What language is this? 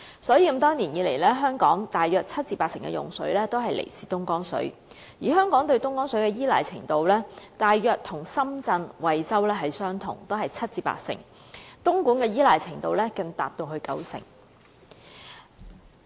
Cantonese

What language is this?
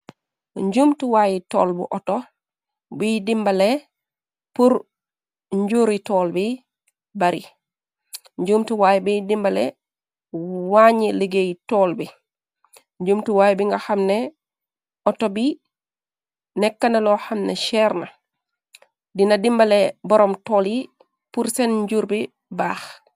Wolof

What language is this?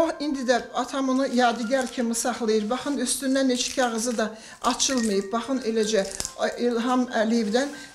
Turkish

